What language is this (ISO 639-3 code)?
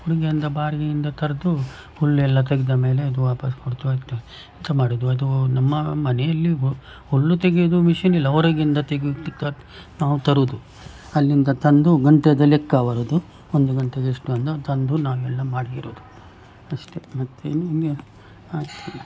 kan